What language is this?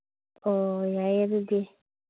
Manipuri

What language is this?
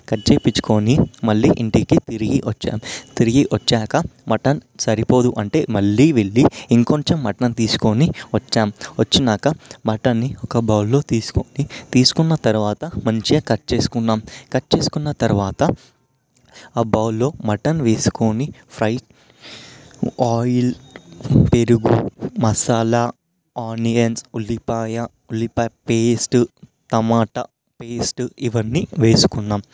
Telugu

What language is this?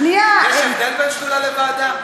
Hebrew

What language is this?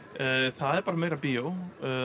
Icelandic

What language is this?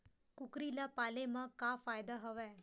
Chhattisgarhi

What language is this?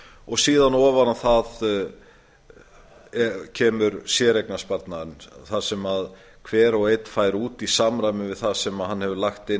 Icelandic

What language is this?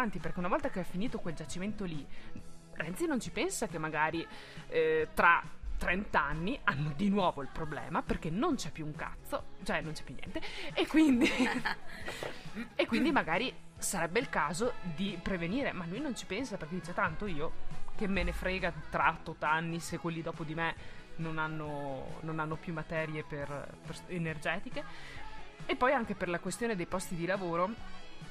Italian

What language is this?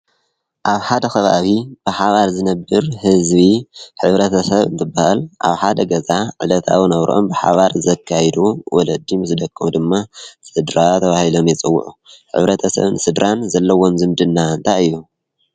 Tigrinya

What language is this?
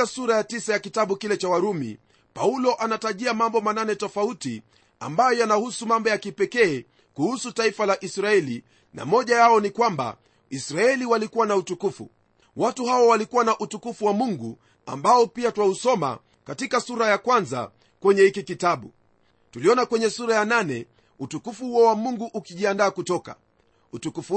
Swahili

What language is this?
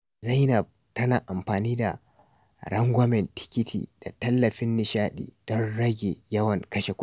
Hausa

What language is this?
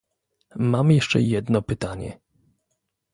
Polish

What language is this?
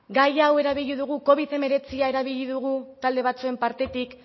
Basque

